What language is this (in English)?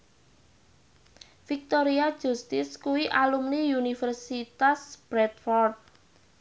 Javanese